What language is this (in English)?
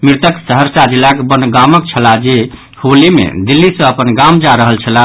Maithili